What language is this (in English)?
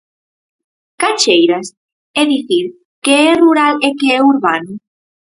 Galician